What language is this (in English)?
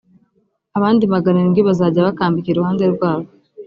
Kinyarwanda